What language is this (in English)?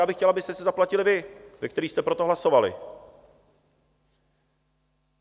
Czech